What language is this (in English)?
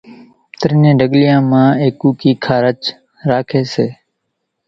Kachi Koli